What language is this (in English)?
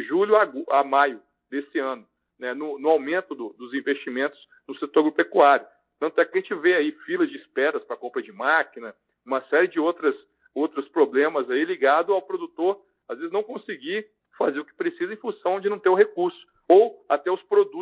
Portuguese